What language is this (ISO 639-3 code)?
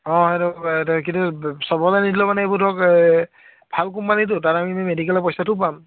asm